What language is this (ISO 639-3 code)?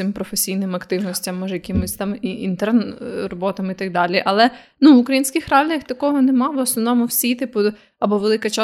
ukr